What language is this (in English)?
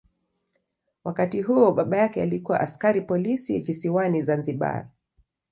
Swahili